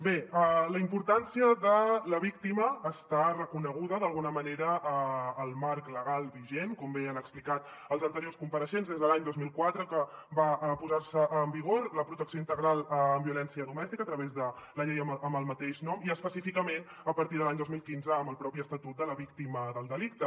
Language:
Catalan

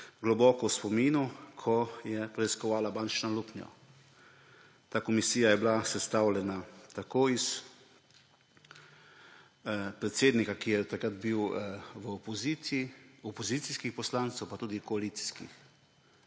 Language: Slovenian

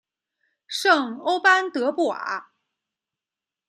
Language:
Chinese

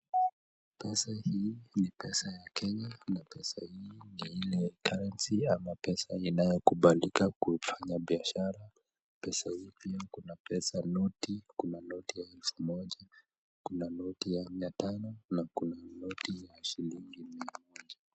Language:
Swahili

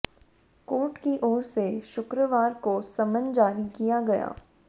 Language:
Hindi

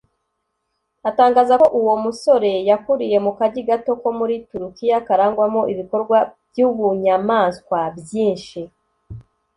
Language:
Kinyarwanda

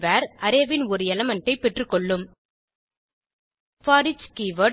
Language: Tamil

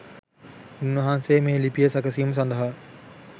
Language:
Sinhala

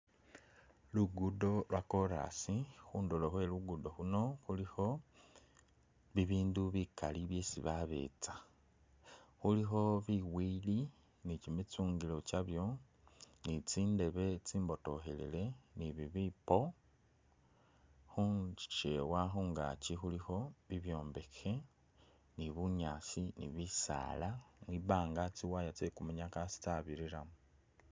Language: Masaaba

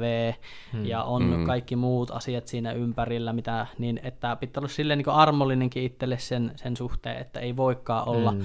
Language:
Finnish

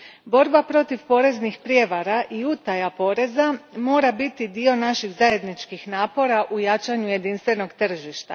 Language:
Croatian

